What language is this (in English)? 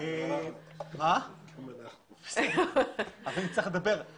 Hebrew